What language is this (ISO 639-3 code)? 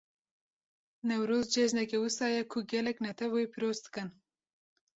kur